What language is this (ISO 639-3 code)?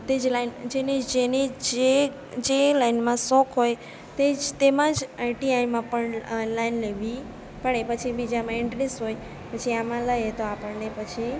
guj